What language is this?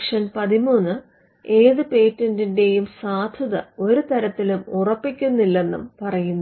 Malayalam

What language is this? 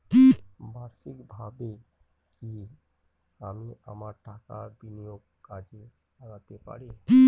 Bangla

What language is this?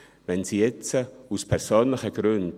Swiss German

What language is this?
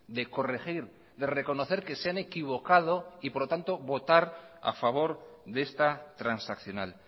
Spanish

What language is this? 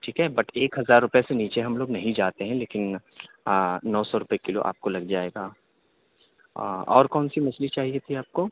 Urdu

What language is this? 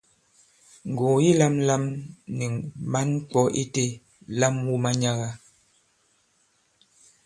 Bankon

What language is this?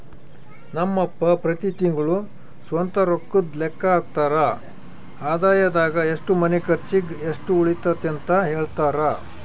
Kannada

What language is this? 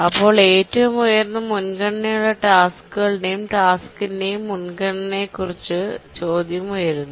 Malayalam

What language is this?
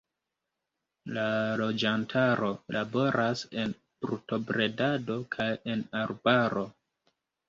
Esperanto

